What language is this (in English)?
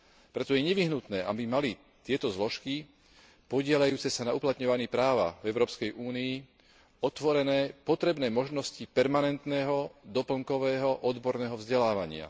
Slovak